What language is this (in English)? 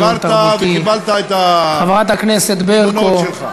Hebrew